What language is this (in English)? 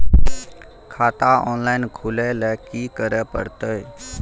Maithili